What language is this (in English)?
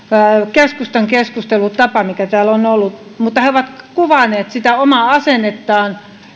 Finnish